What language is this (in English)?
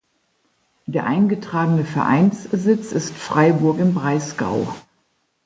German